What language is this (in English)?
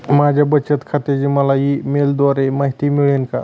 Marathi